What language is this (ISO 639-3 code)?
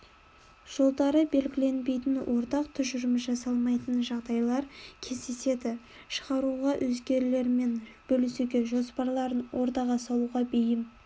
kaz